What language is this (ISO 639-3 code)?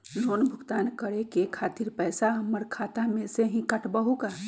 mag